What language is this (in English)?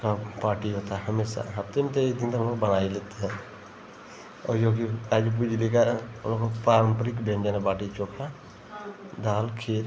Hindi